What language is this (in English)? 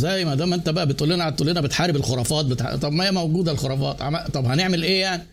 Arabic